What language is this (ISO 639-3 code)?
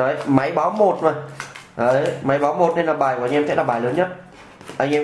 vie